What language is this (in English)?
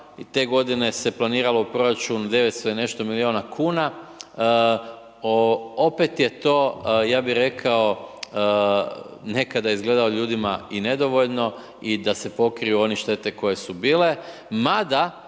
Croatian